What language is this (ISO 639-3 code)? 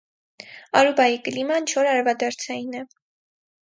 hye